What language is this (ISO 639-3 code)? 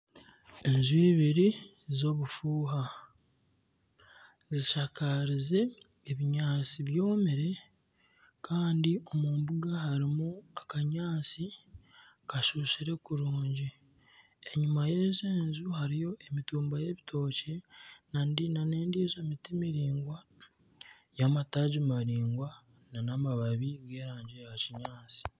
nyn